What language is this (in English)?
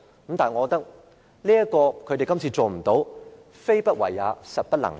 Cantonese